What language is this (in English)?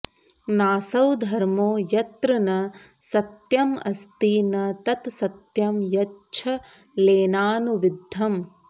Sanskrit